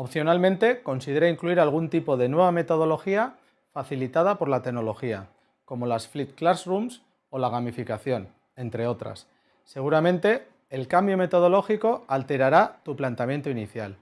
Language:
Spanish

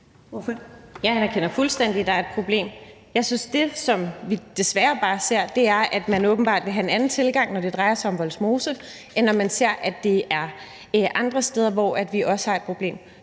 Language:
Danish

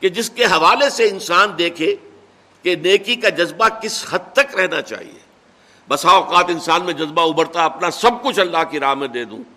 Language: Urdu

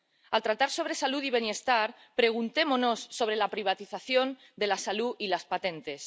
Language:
Spanish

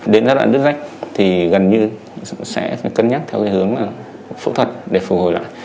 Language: Vietnamese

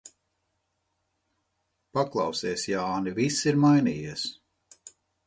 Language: Latvian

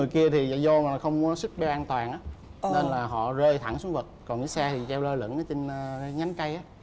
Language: Vietnamese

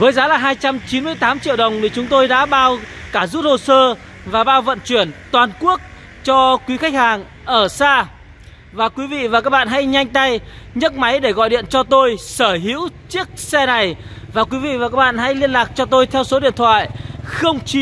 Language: Vietnamese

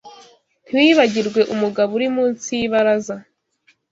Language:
Kinyarwanda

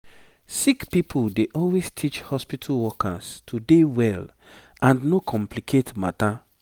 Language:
Nigerian Pidgin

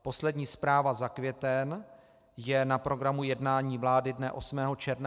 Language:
Czech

